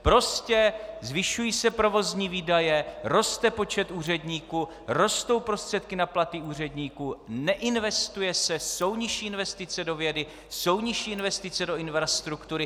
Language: Czech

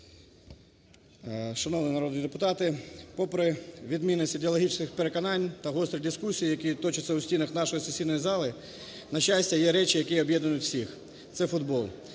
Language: Ukrainian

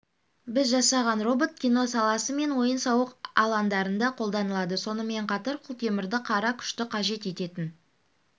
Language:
Kazakh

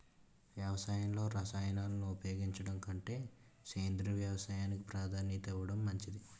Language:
Telugu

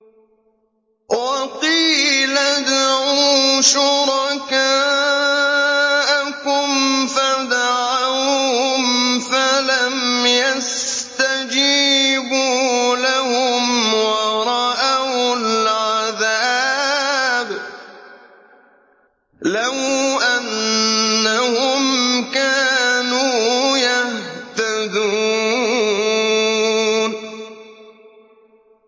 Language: Arabic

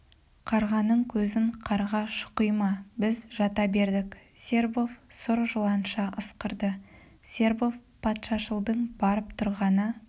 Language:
Kazakh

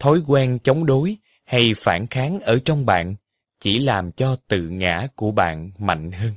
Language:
Vietnamese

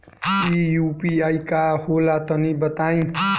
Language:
Bhojpuri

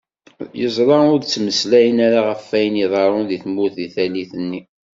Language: Kabyle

